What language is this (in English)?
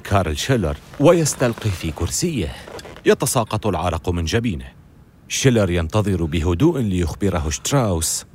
Arabic